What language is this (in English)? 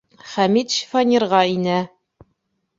Bashkir